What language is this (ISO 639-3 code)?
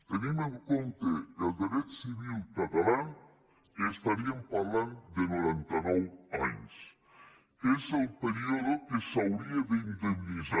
cat